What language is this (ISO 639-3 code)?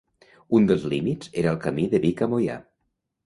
cat